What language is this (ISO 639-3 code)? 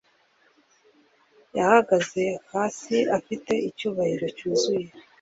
kin